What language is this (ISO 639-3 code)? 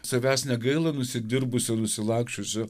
lit